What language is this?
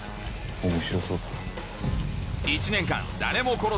Japanese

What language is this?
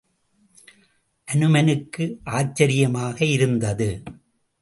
Tamil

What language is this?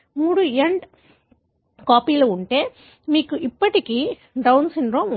Telugu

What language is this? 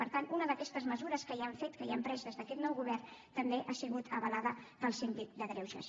Catalan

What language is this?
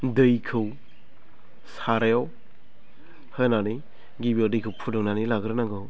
Bodo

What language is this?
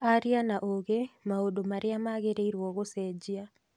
Kikuyu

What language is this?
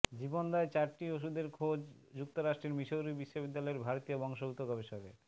Bangla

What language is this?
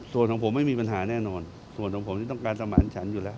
Thai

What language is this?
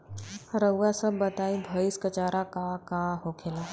Bhojpuri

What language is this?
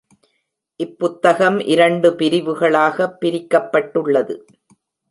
Tamil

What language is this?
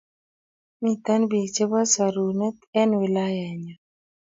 Kalenjin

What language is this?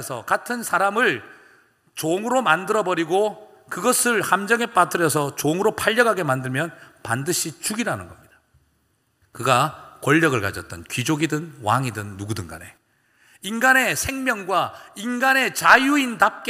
Korean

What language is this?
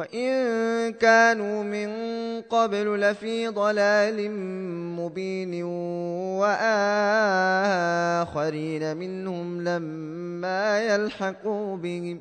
Arabic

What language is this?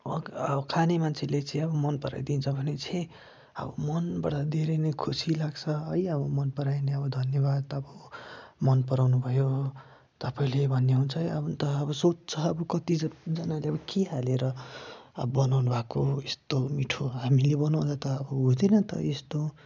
Nepali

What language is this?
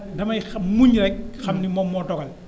Wolof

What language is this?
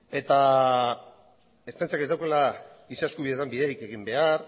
Basque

